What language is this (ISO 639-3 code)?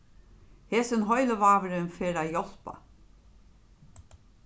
fao